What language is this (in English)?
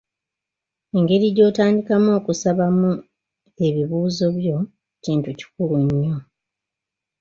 Ganda